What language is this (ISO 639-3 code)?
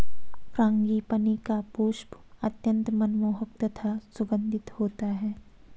hin